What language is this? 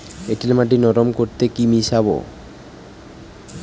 Bangla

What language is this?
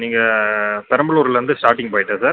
Tamil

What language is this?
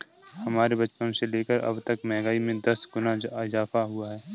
Hindi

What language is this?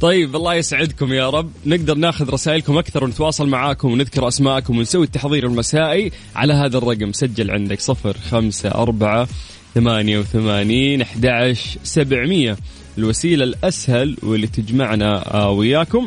Arabic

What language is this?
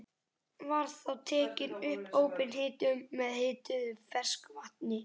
Icelandic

